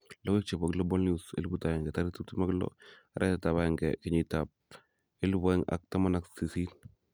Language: Kalenjin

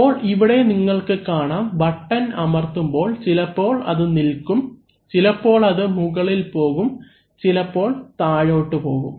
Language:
Malayalam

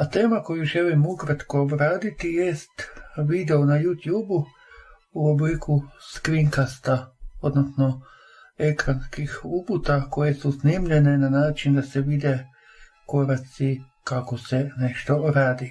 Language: Croatian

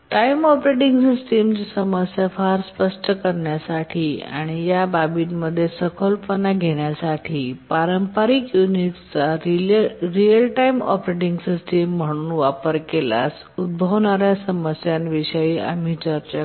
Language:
Marathi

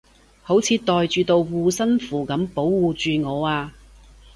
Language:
Cantonese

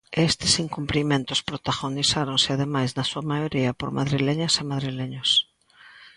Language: Galician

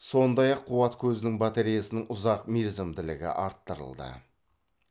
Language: Kazakh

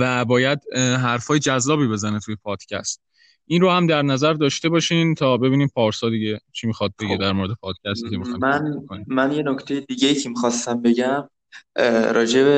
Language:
Persian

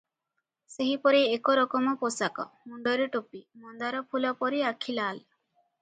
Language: Odia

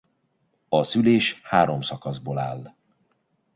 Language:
Hungarian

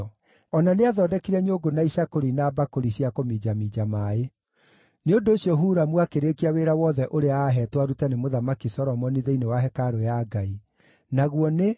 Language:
Kikuyu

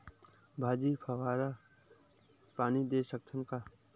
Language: Chhattisgarhi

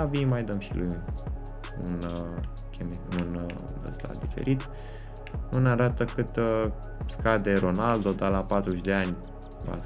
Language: Romanian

